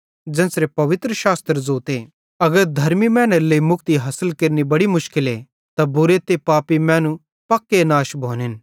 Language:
Bhadrawahi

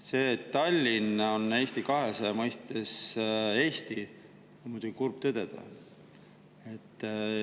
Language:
Estonian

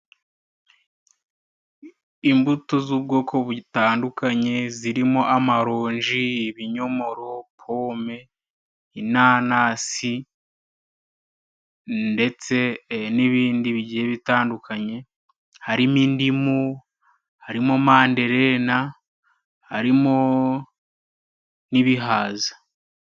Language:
Kinyarwanda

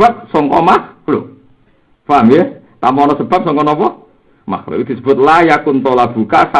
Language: Indonesian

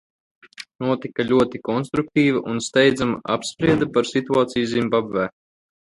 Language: Latvian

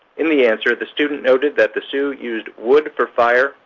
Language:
English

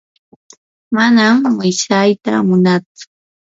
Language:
Yanahuanca Pasco Quechua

